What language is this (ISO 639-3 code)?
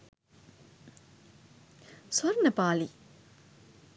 sin